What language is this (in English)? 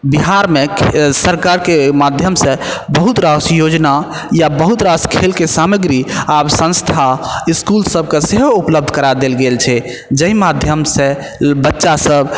Maithili